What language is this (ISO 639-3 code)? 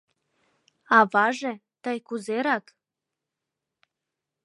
chm